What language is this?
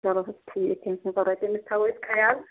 Kashmiri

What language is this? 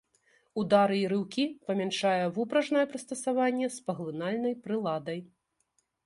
Belarusian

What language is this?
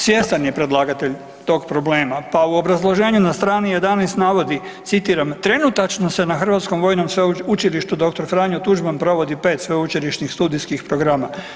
Croatian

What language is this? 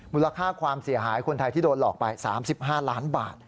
Thai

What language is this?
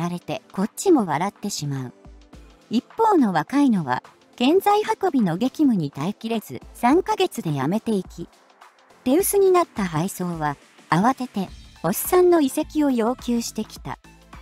Japanese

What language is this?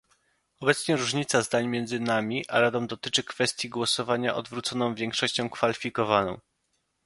Polish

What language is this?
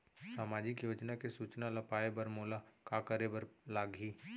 Chhattisgarhi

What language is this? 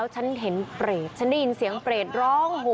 Thai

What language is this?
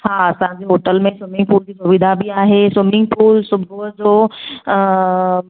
Sindhi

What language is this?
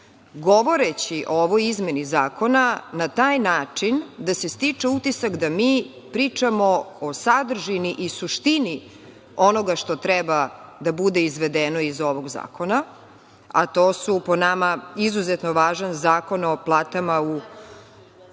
Serbian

